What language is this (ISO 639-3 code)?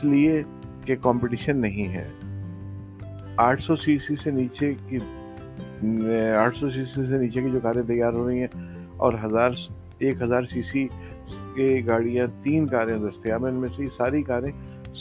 urd